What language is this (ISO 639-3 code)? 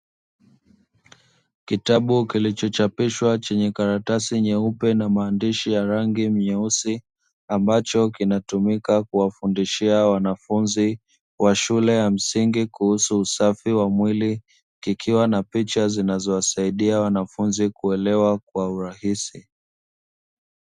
swa